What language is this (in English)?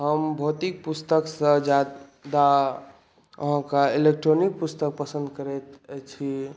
Maithili